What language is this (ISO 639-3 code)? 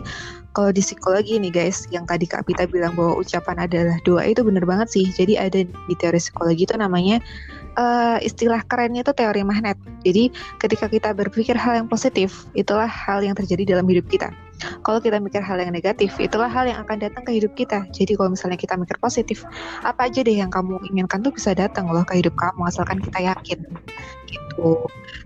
ind